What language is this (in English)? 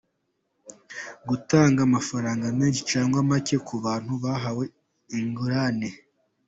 Kinyarwanda